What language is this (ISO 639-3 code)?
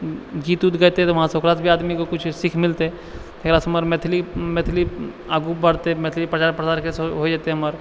mai